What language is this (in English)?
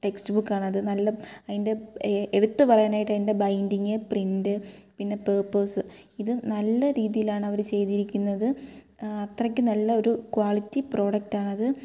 Malayalam